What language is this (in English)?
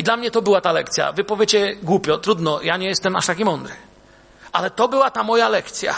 Polish